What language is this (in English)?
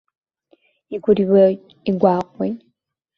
Abkhazian